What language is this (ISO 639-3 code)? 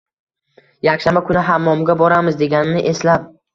uzb